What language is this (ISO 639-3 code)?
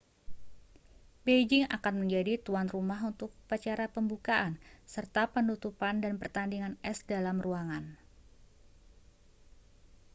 ind